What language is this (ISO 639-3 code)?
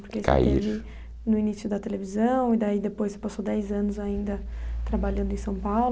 por